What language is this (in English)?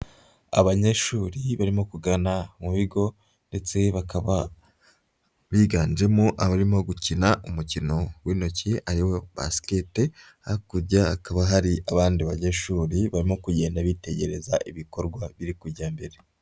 Kinyarwanda